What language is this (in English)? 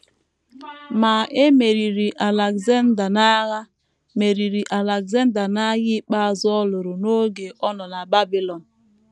Igbo